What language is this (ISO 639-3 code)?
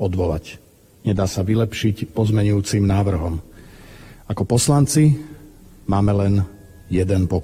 slk